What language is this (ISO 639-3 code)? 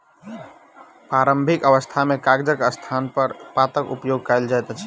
mai